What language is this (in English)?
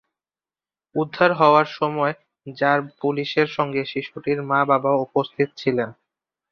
Bangla